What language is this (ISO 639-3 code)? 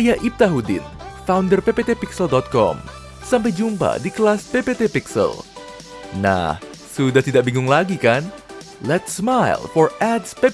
ind